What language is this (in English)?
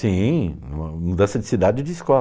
Portuguese